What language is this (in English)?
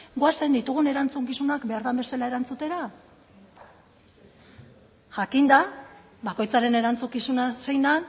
Basque